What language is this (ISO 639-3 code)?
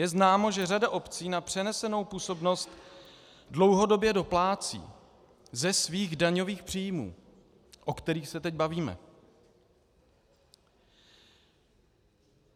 ces